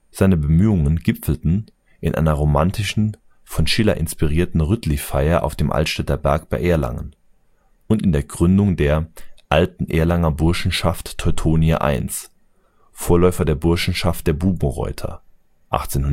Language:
German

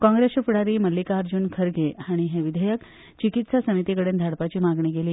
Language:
Konkani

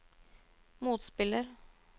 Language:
Norwegian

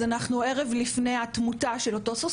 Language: Hebrew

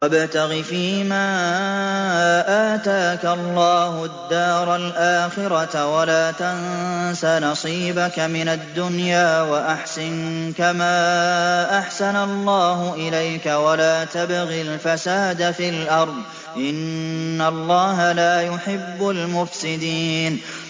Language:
Arabic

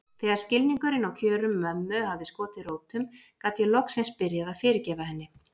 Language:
Icelandic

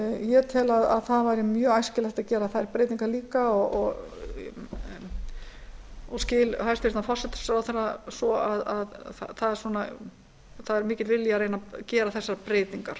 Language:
Icelandic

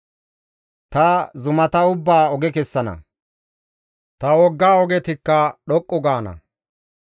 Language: Gamo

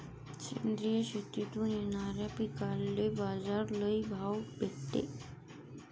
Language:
Marathi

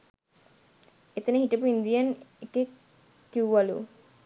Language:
Sinhala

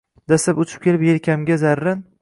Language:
Uzbek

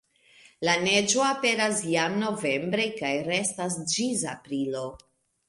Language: Esperanto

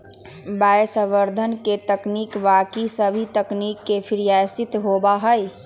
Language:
Magahi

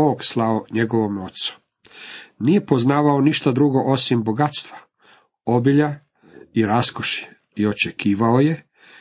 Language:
Croatian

